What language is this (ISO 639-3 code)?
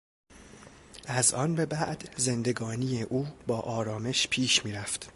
fas